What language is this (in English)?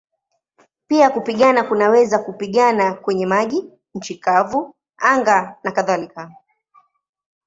Swahili